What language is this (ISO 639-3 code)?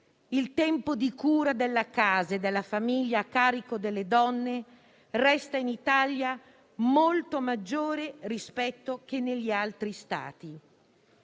ita